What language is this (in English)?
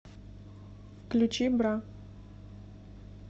Russian